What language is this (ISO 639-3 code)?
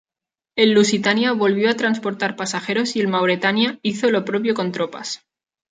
spa